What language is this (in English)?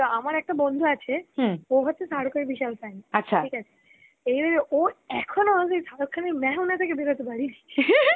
Bangla